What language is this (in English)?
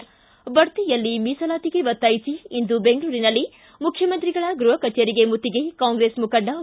Kannada